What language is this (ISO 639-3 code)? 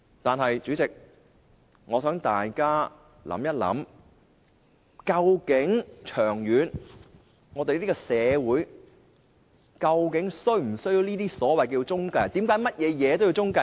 yue